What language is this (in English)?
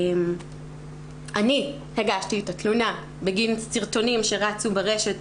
Hebrew